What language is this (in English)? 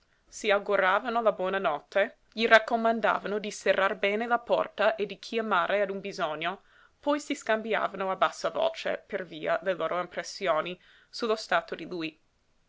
Italian